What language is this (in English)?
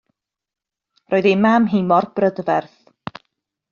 Welsh